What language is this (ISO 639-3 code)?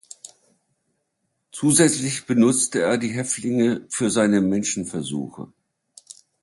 deu